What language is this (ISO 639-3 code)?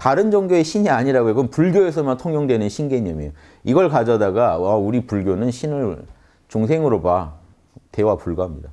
kor